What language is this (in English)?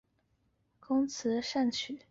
Chinese